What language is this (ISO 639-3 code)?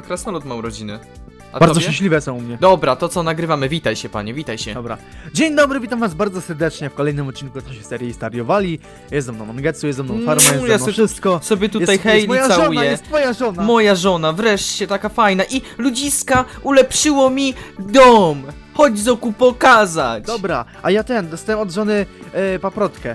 pol